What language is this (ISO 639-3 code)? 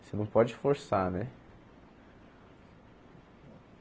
por